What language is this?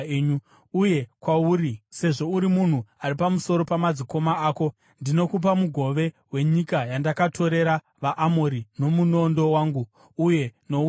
Shona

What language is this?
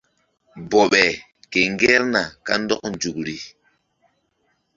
Mbum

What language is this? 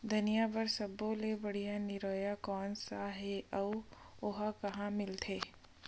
Chhattisgarhi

